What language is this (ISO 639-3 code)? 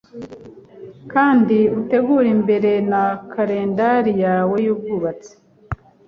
kin